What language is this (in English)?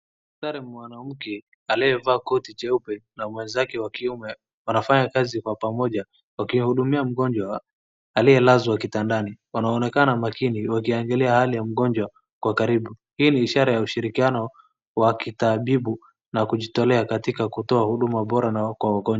Swahili